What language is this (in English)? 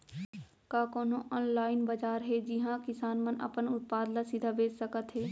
Chhattisgarhi